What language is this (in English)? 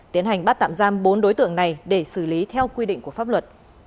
Vietnamese